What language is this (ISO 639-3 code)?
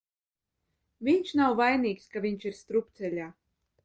lav